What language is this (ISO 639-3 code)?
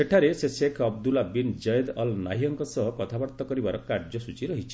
ori